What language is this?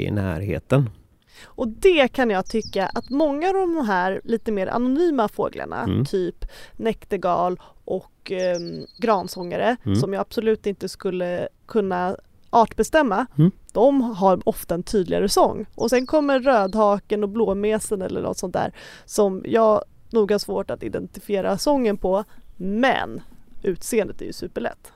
Swedish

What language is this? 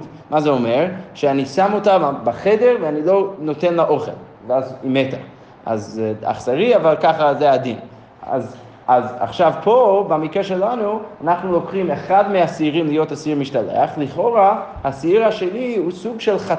Hebrew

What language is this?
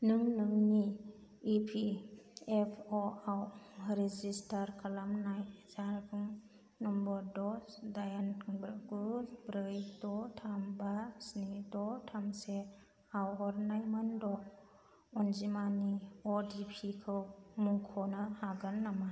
Bodo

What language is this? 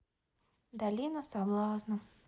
Russian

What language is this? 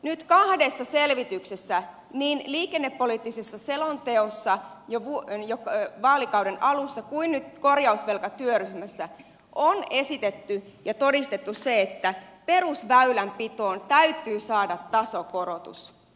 Finnish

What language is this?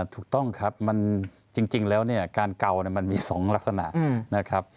Thai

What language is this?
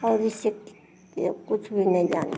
Hindi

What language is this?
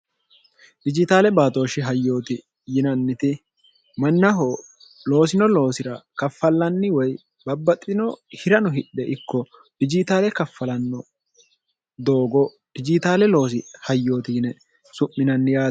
Sidamo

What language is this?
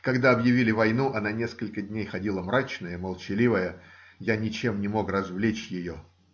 Russian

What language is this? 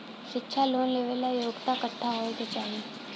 Bhojpuri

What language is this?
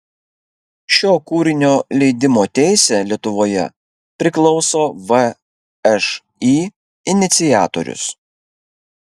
Lithuanian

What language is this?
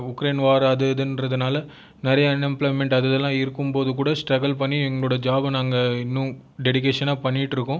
Tamil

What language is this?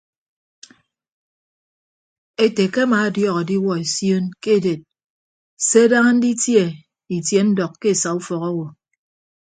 Ibibio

